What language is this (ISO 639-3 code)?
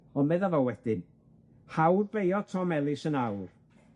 cym